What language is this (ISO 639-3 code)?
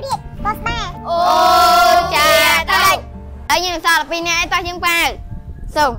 tha